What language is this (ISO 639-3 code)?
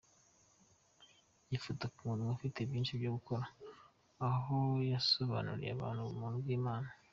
kin